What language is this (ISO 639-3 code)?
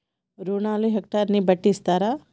tel